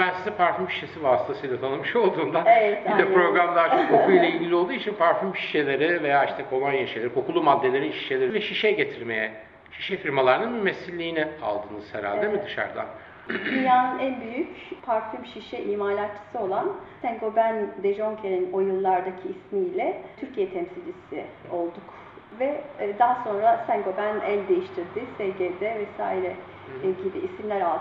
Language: Turkish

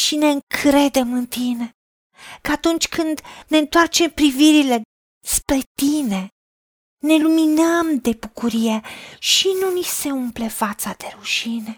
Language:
Romanian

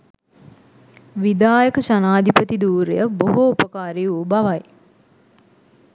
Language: Sinhala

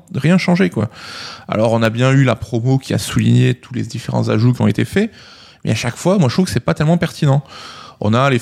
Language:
French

